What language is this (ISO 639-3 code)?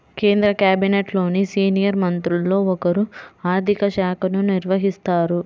tel